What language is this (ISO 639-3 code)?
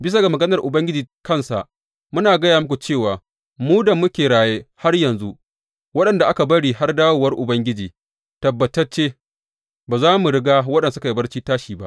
hau